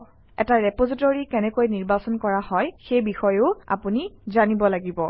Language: Assamese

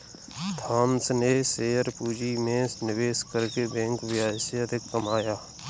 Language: Hindi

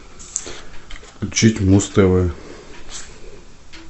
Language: Russian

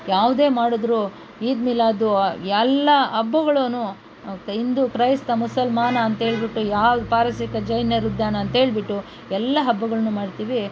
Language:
Kannada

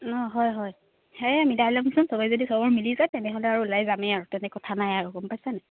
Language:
Assamese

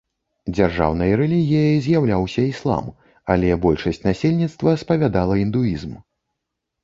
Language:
Belarusian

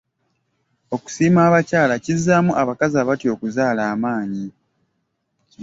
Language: Ganda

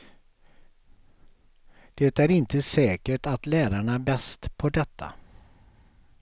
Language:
Swedish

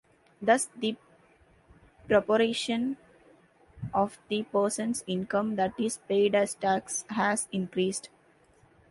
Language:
English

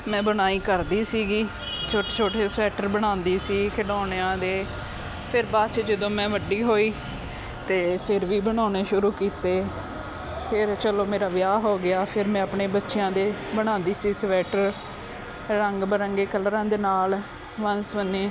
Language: Punjabi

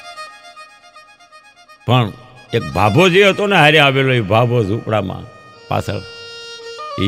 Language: Gujarati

